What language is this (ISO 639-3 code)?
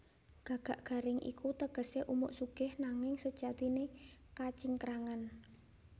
jav